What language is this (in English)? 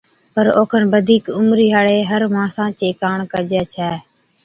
Od